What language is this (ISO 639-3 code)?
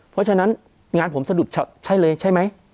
tha